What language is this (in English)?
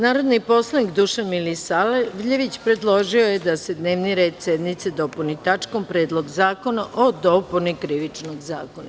Serbian